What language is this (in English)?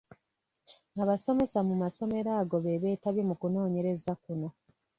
Ganda